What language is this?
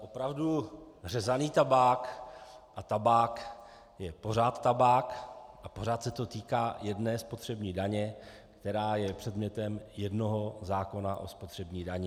Czech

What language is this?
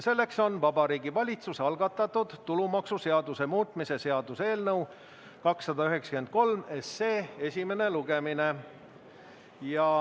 Estonian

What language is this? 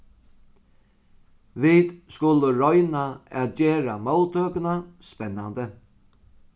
Faroese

